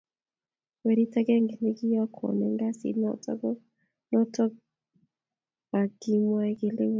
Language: Kalenjin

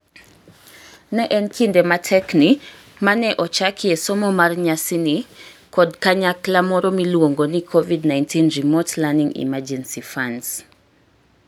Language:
Luo (Kenya and Tanzania)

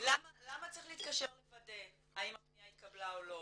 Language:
Hebrew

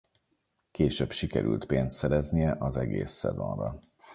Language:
Hungarian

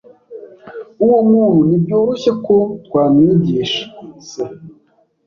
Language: Kinyarwanda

